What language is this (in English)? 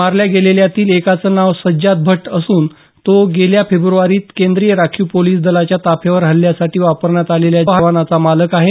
Marathi